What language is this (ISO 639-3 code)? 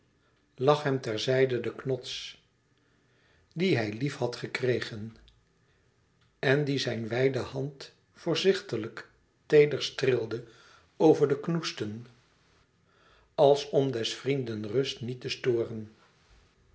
nld